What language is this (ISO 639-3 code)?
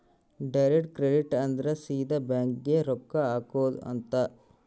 kan